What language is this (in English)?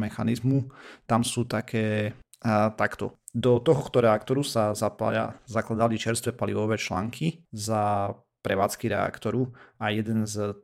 Slovak